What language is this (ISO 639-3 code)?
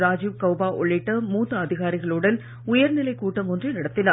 tam